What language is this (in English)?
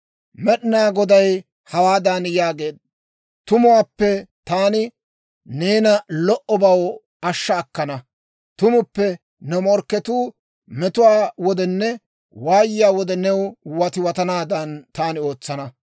Dawro